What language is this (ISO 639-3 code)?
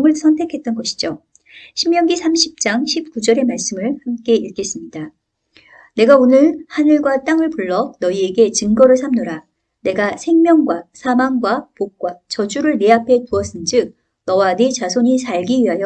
kor